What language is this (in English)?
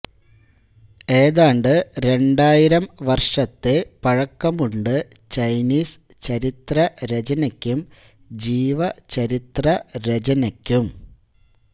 Malayalam